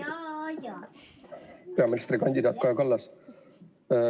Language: Estonian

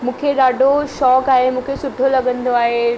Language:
Sindhi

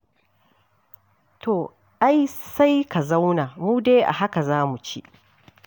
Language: Hausa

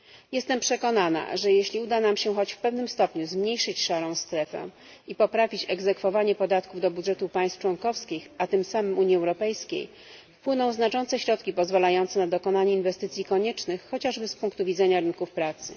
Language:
Polish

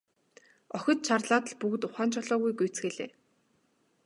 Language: Mongolian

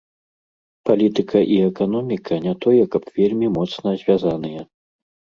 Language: Belarusian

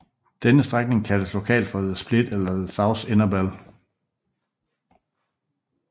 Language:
Danish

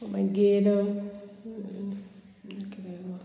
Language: Konkani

